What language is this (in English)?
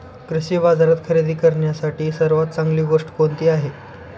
Marathi